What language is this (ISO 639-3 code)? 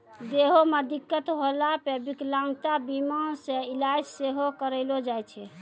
mai